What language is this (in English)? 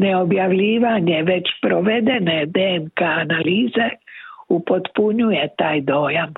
Croatian